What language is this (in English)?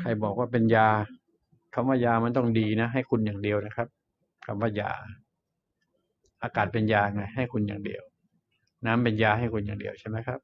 Thai